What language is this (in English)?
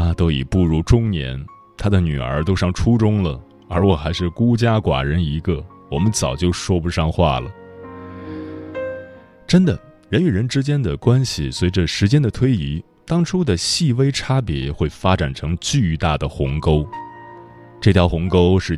Chinese